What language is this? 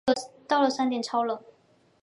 Chinese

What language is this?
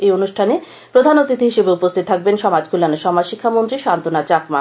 Bangla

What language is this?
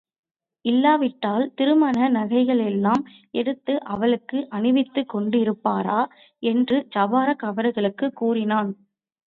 Tamil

